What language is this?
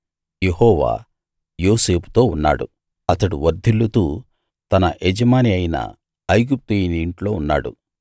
Telugu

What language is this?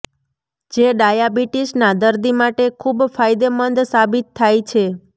Gujarati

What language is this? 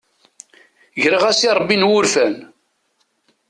Kabyle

